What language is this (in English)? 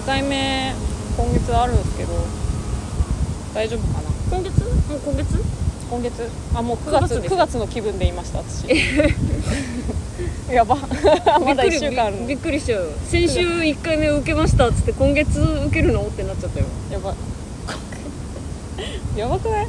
Japanese